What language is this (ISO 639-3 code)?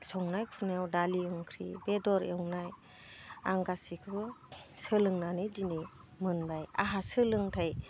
brx